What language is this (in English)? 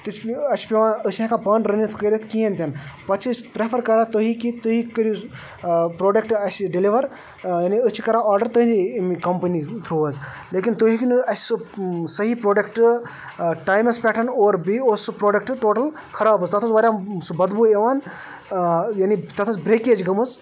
Kashmiri